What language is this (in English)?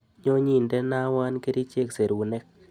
Kalenjin